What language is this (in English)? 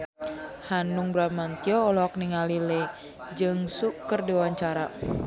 Sundanese